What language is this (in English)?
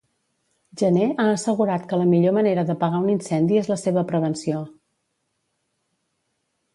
Catalan